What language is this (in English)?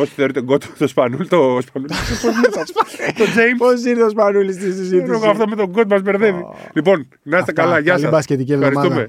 Greek